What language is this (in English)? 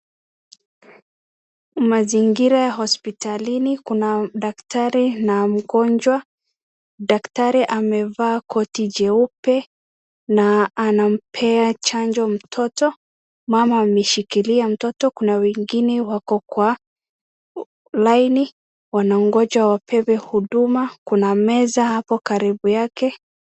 Swahili